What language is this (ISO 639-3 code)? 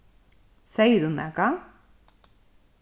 fao